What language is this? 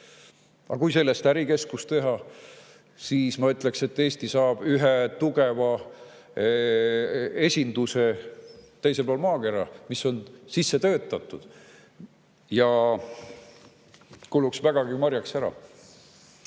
Estonian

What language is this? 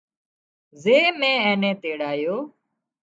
Wadiyara Koli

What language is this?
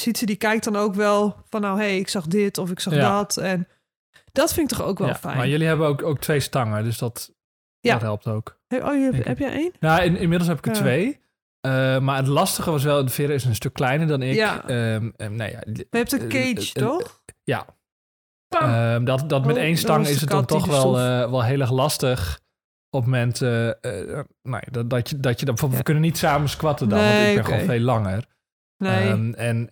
Dutch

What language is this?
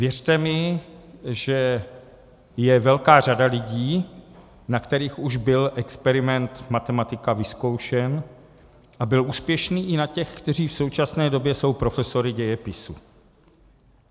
Czech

